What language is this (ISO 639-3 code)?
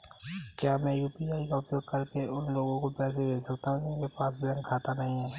hin